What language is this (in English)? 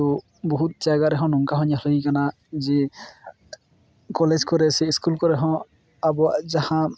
Santali